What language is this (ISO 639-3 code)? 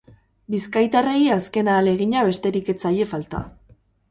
eus